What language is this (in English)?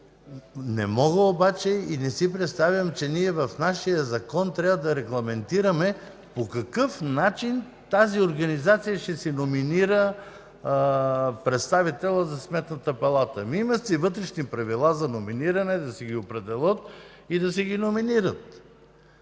Bulgarian